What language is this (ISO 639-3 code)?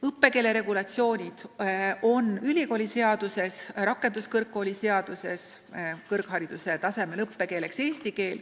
est